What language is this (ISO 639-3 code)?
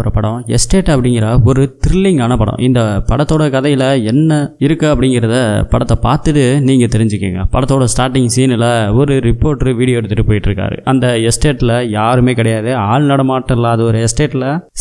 tam